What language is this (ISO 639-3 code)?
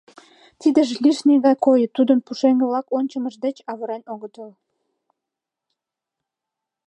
chm